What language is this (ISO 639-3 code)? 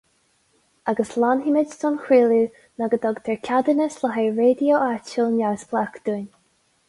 gle